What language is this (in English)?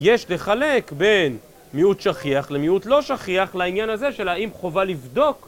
Hebrew